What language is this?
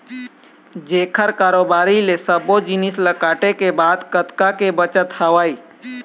Chhattisgarhi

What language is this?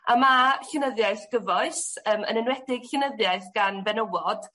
Welsh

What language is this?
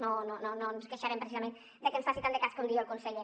Catalan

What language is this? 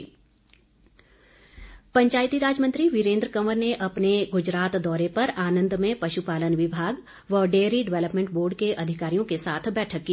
Hindi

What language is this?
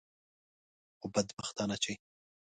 Pashto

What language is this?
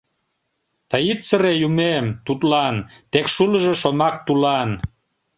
Mari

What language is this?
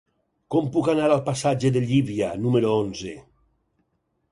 Catalan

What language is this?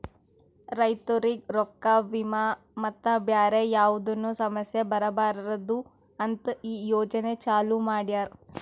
Kannada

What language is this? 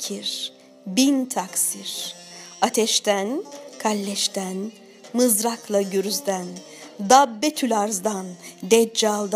Turkish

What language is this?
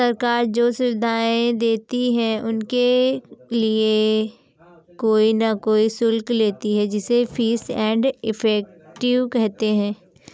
Hindi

